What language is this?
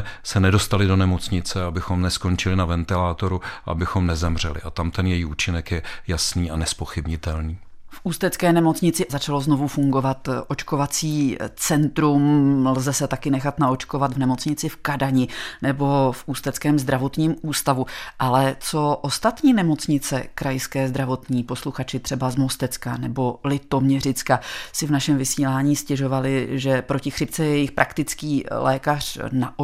Czech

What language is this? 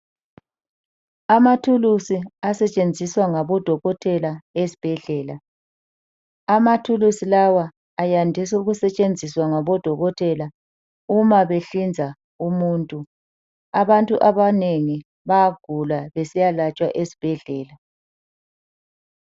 North Ndebele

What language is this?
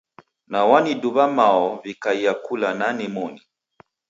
Taita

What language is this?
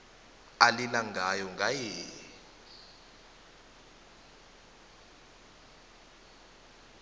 South Ndebele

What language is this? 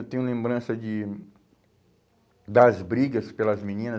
Portuguese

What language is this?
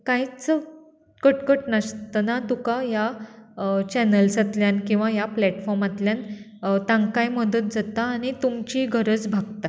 Konkani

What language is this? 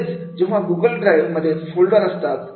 Marathi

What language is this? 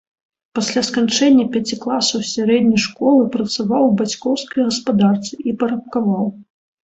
Belarusian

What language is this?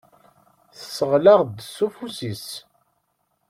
Kabyle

